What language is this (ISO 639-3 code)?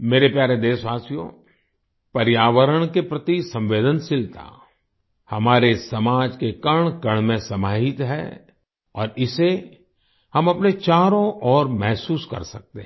hin